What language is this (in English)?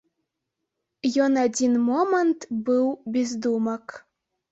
Belarusian